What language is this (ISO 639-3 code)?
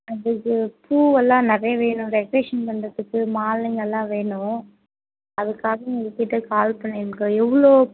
tam